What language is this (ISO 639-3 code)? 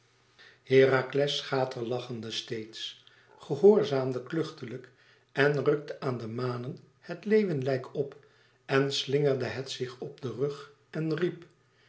nld